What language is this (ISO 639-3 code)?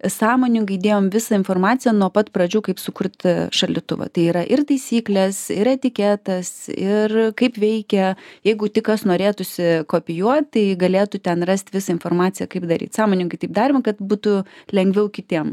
lit